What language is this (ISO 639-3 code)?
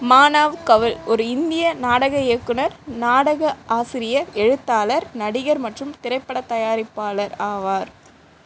tam